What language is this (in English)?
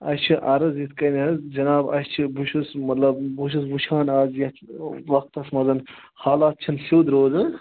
Kashmiri